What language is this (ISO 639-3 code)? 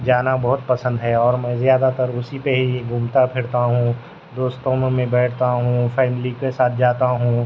urd